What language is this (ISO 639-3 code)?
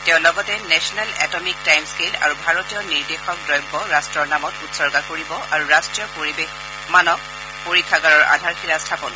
asm